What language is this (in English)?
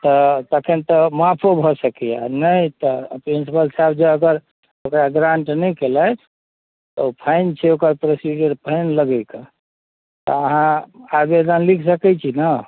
Maithili